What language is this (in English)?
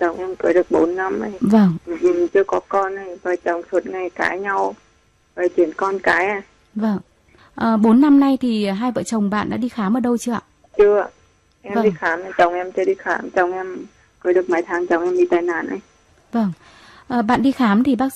Vietnamese